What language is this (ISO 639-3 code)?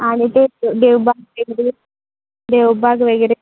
mar